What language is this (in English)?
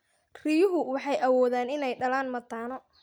Somali